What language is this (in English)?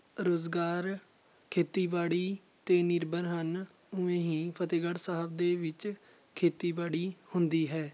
Punjabi